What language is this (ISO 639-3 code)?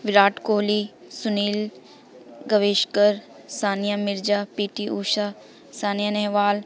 pan